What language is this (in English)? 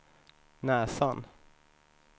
Swedish